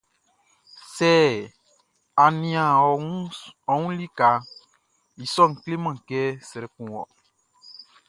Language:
Baoulé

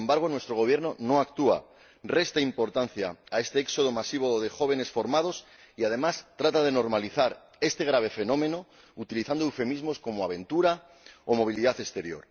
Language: Spanish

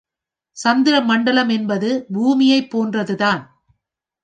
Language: Tamil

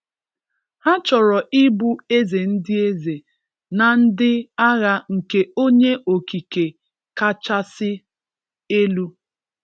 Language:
Igbo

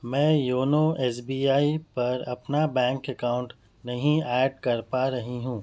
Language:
Urdu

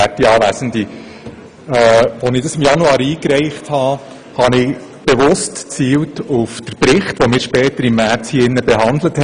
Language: Swiss German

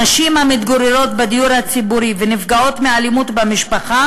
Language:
Hebrew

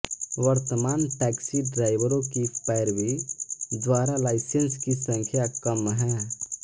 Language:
Hindi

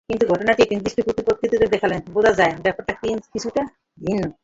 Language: Bangla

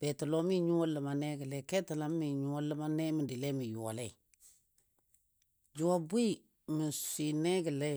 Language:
Dadiya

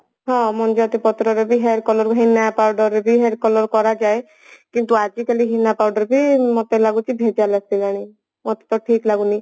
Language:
Odia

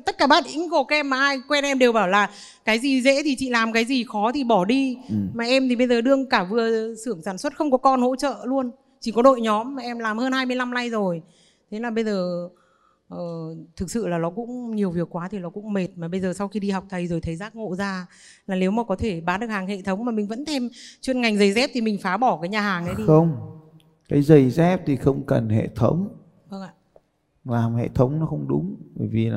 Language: Vietnamese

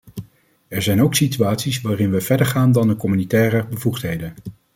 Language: Dutch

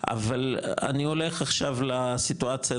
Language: Hebrew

